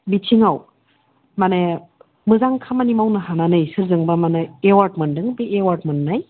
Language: Bodo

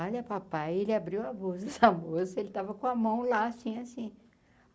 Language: Portuguese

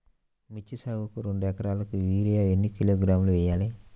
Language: Telugu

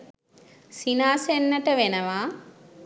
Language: Sinhala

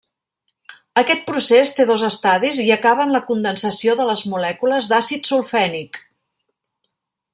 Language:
Catalan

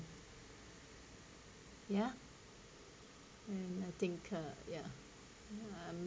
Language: English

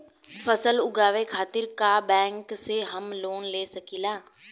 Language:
Bhojpuri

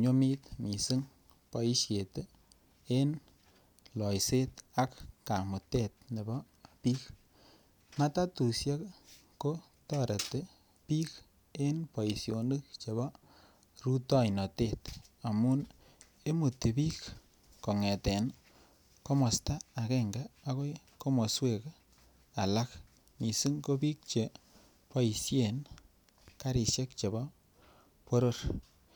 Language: Kalenjin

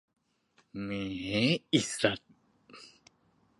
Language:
Thai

